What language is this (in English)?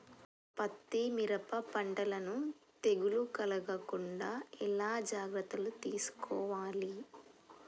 Telugu